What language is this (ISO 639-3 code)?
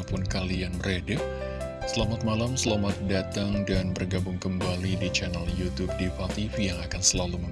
ind